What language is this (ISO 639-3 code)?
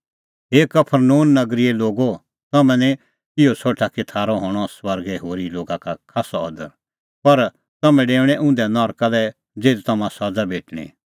kfx